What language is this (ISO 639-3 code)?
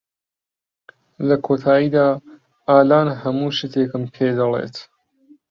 ckb